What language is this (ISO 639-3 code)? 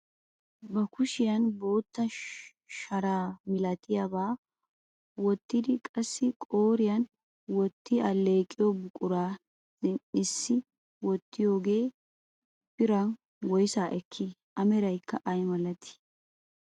wal